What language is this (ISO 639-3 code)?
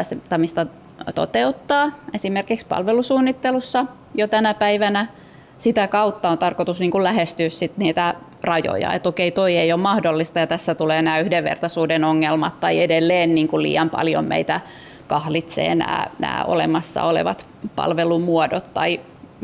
fin